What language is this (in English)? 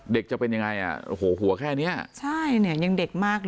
Thai